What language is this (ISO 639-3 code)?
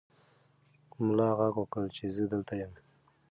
pus